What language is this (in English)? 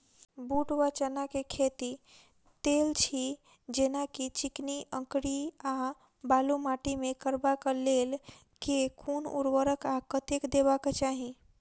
Maithili